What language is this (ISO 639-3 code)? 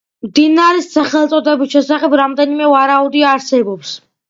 kat